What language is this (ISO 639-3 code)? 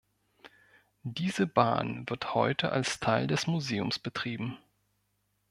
deu